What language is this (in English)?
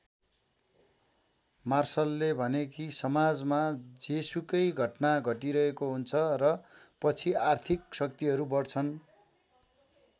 Nepali